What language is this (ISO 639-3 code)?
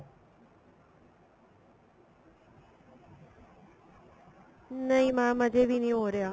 pan